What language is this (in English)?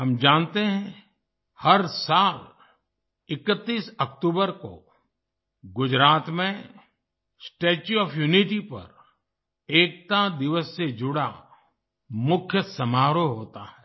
Hindi